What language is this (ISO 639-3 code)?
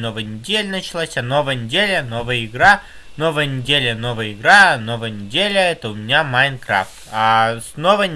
rus